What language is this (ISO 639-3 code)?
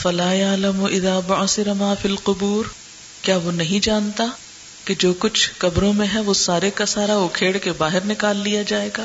urd